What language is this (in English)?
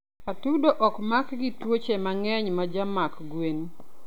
Luo (Kenya and Tanzania)